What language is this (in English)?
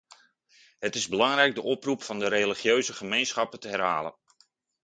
Dutch